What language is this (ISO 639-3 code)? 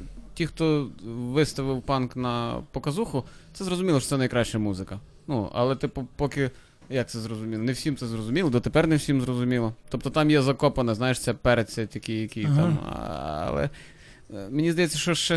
ukr